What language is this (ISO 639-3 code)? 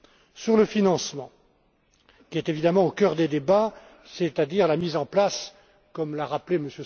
fra